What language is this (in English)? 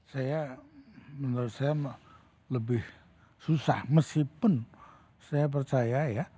Indonesian